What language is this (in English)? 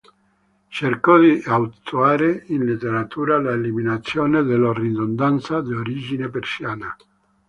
Italian